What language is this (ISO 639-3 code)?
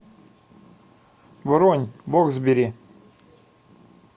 rus